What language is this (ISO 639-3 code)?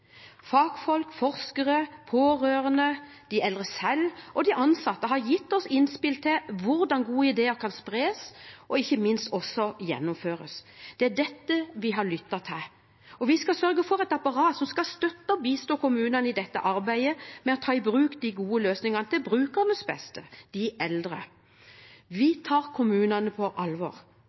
nob